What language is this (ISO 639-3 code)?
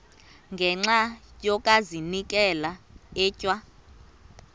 xho